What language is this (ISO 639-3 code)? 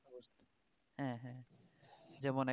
ben